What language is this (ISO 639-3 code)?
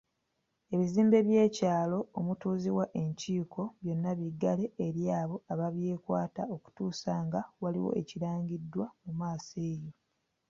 lug